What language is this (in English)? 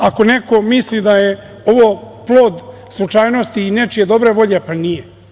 Serbian